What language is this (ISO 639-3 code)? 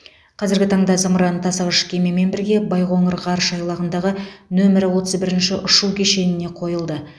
kaz